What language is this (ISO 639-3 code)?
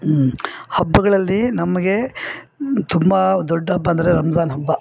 kan